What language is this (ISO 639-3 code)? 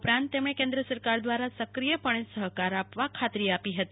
guj